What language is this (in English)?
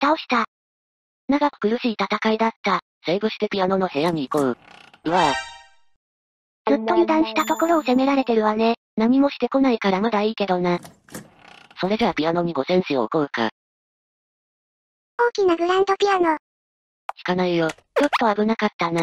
Japanese